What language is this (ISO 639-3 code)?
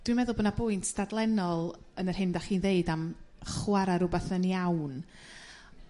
cym